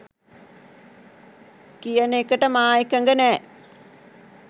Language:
Sinhala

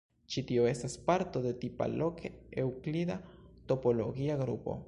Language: Esperanto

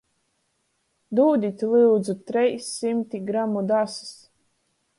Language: Latgalian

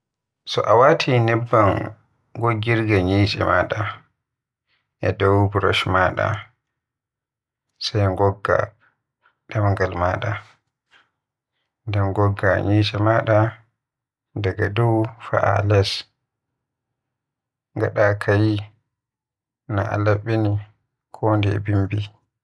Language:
Western Niger Fulfulde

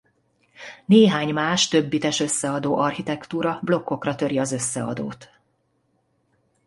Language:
Hungarian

